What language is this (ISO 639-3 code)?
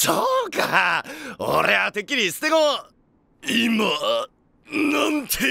jpn